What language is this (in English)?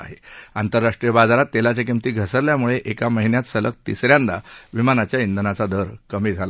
Marathi